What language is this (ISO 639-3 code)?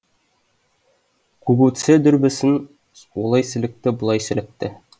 kaz